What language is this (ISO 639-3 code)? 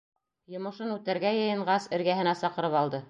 bak